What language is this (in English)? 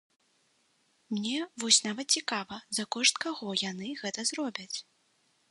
Belarusian